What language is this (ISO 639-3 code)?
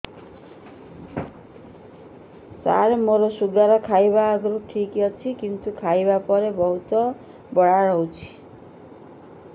ori